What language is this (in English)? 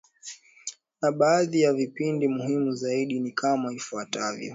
Swahili